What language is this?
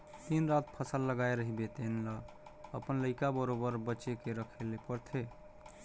Chhattisgarhi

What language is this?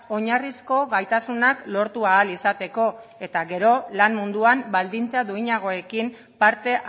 Basque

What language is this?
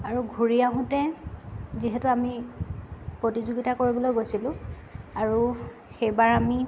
Assamese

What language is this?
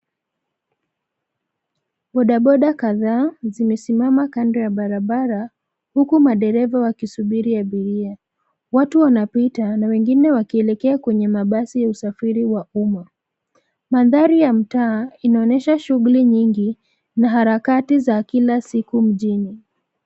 Swahili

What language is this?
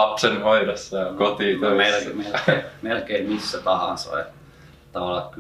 Finnish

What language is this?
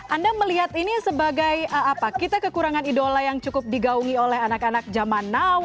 Indonesian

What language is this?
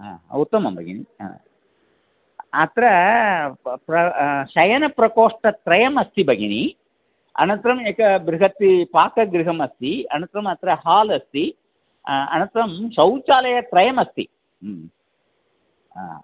Sanskrit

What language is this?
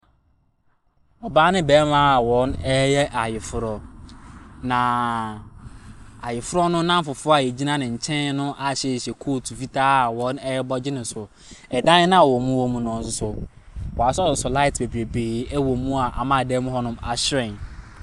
Akan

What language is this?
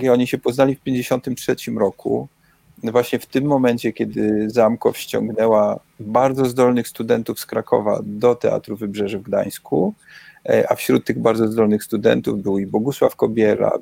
Polish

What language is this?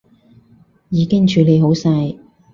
Cantonese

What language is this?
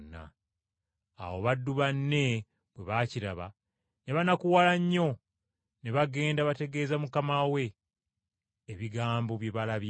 Ganda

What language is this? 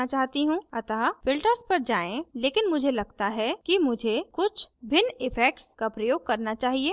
Hindi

